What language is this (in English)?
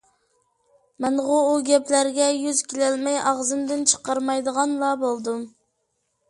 Uyghur